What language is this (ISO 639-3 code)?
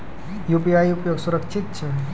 mai